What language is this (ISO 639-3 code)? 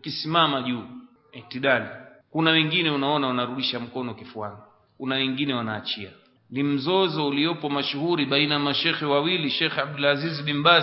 swa